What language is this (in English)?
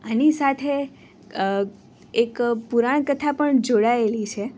Gujarati